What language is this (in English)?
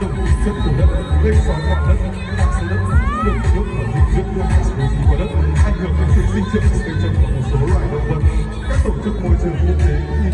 Vietnamese